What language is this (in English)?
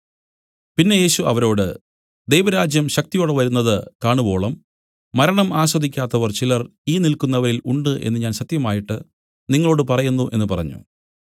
Malayalam